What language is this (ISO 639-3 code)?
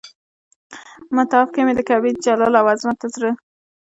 pus